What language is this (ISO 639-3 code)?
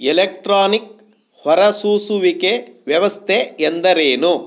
kan